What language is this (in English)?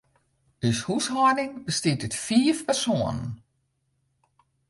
Western Frisian